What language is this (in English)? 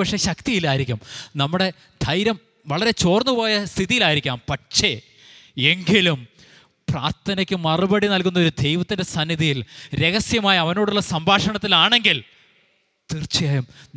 Malayalam